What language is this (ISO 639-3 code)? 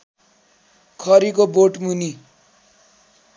nep